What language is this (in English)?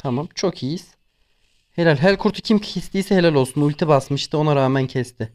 Turkish